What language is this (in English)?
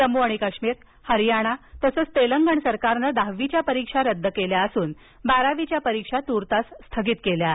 Marathi